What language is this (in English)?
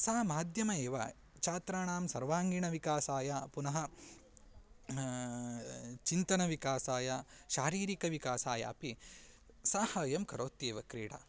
Sanskrit